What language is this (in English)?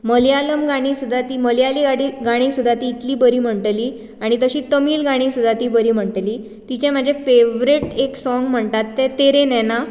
Konkani